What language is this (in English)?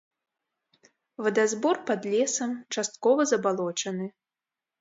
Belarusian